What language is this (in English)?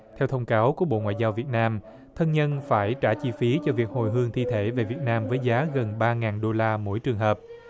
Vietnamese